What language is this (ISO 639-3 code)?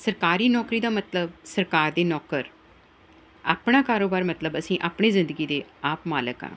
pan